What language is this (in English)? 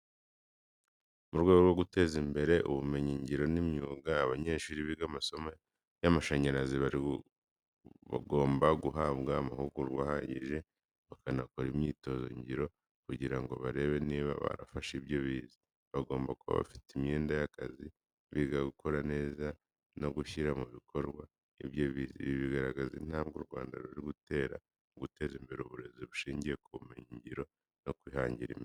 Kinyarwanda